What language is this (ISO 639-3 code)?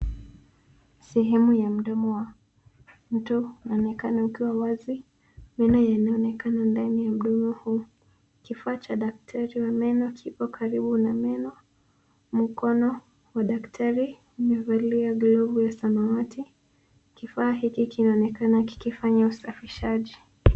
swa